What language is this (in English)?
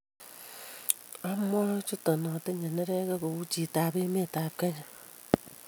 Kalenjin